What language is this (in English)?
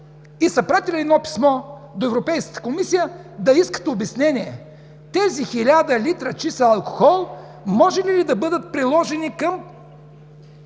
Bulgarian